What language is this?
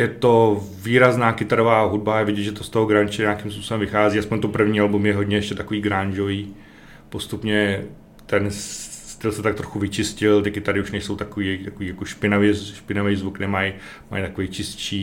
Czech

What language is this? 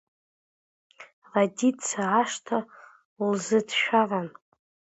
Abkhazian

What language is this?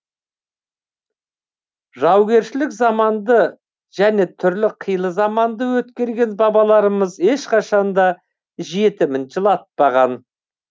Kazakh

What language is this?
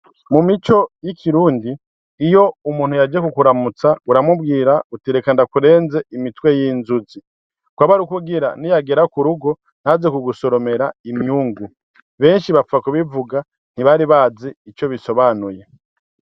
Rundi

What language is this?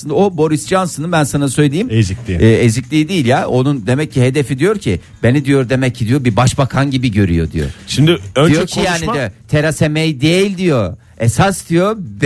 Turkish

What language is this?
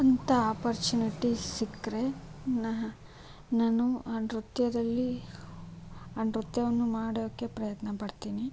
Kannada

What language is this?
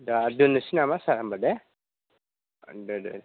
Bodo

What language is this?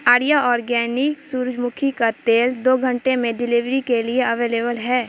Urdu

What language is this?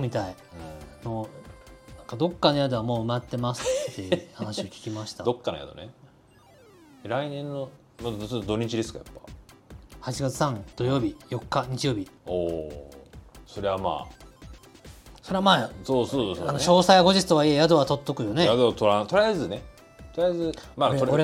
Japanese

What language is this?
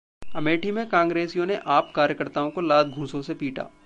Hindi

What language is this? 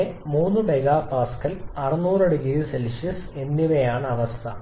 Malayalam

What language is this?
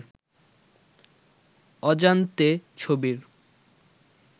Bangla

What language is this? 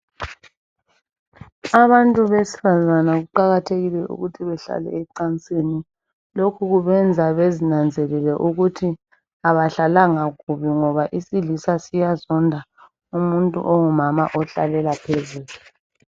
North Ndebele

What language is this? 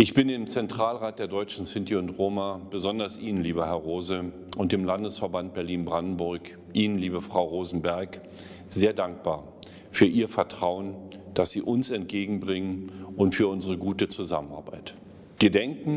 German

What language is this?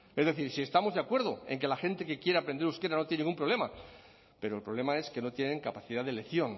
Spanish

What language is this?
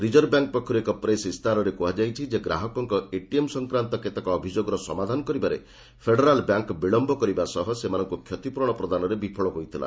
Odia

